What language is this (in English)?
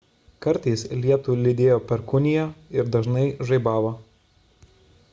Lithuanian